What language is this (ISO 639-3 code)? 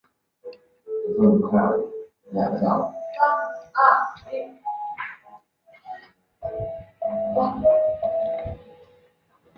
zho